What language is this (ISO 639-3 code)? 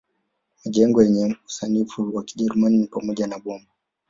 swa